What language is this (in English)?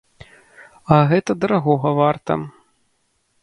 Belarusian